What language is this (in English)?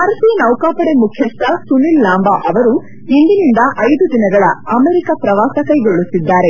Kannada